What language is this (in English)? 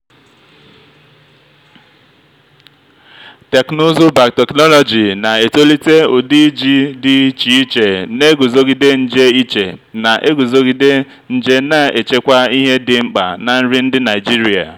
Igbo